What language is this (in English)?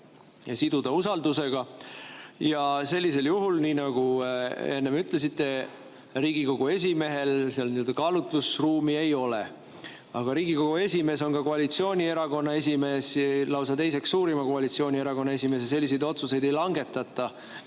Estonian